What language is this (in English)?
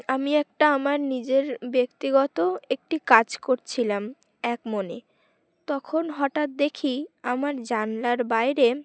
Bangla